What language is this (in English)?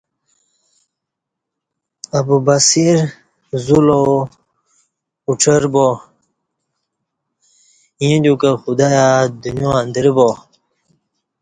Kati